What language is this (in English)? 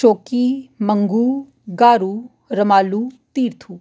Dogri